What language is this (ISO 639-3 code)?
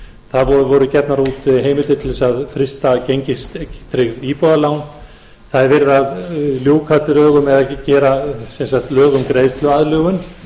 isl